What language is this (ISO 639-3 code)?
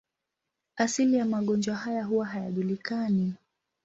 swa